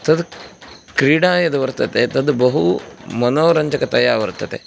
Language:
Sanskrit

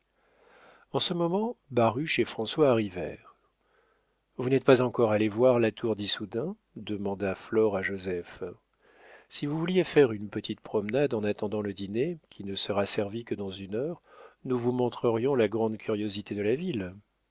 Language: French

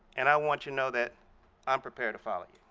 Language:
English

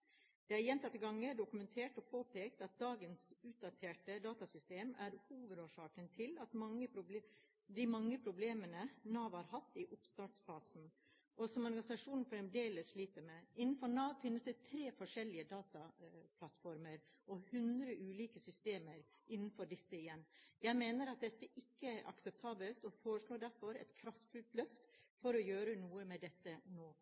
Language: Norwegian Bokmål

